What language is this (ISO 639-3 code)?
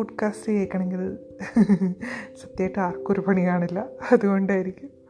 mal